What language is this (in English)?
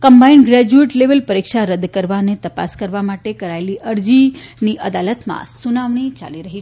Gujarati